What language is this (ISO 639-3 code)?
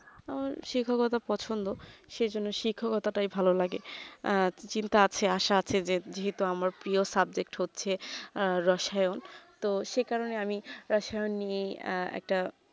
ben